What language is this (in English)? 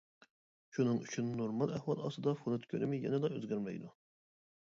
Uyghur